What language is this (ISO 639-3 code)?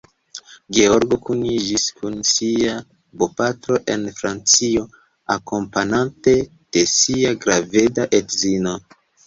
epo